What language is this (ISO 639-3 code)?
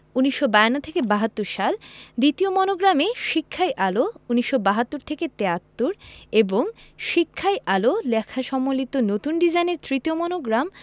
ben